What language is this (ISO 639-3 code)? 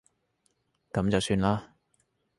yue